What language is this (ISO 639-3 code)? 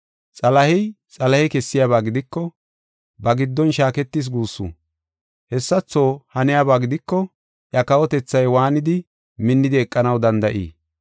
gof